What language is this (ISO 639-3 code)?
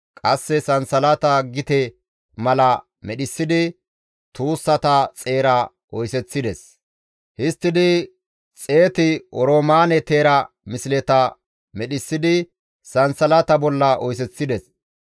gmv